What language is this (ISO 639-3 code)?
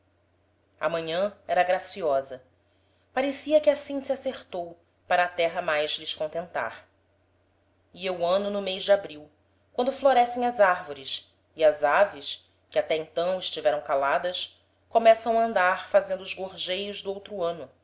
por